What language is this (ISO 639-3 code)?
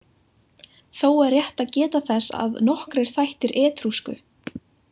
isl